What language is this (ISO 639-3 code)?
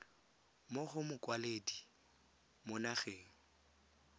tsn